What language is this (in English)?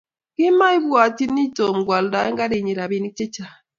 Kalenjin